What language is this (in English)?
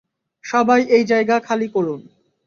Bangla